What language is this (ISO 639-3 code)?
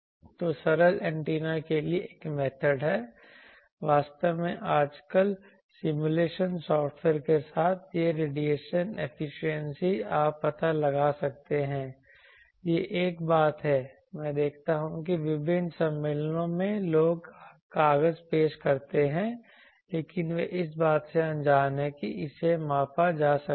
hin